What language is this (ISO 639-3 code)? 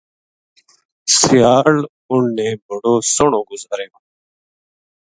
gju